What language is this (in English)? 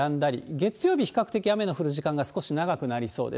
Japanese